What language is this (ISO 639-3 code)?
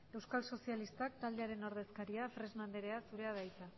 eus